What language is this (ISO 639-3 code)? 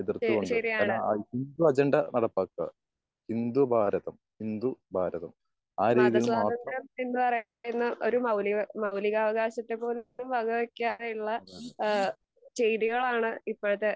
mal